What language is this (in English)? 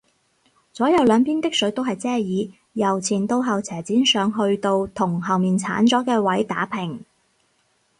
Cantonese